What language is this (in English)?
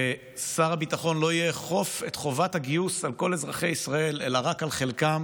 Hebrew